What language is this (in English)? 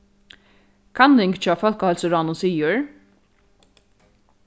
Faroese